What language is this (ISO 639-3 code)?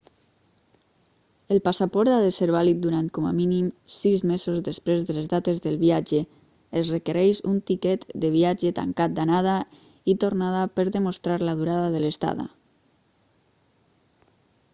cat